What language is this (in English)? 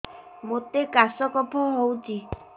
Odia